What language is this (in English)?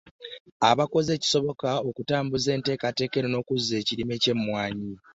Ganda